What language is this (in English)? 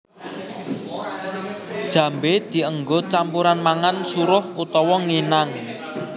Javanese